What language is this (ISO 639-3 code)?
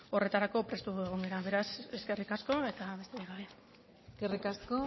eus